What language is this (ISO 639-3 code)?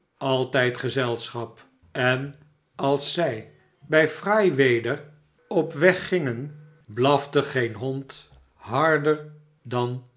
nld